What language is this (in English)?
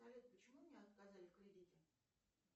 Russian